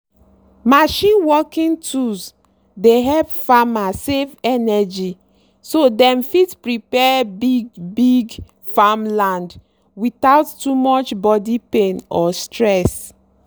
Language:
Nigerian Pidgin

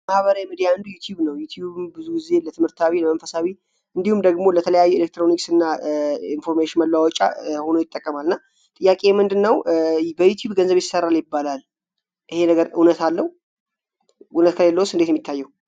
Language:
Amharic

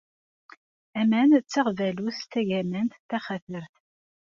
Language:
Kabyle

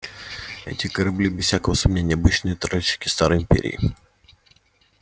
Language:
Russian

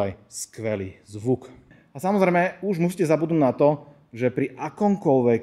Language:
Slovak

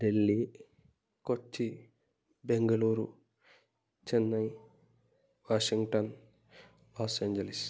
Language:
Sanskrit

